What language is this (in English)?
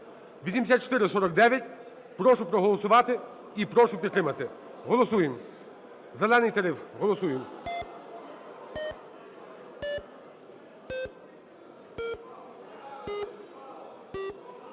Ukrainian